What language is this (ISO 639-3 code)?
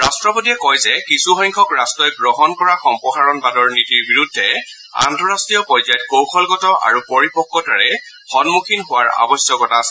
asm